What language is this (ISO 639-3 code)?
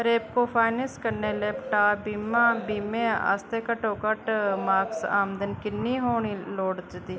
doi